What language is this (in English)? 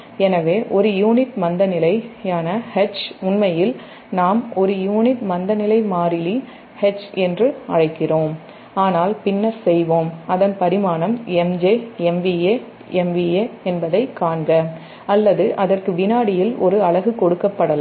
Tamil